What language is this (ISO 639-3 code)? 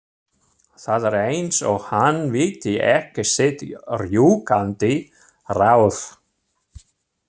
isl